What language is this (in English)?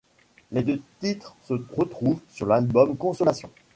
French